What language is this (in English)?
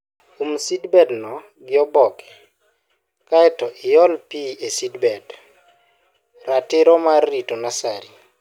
Luo (Kenya and Tanzania)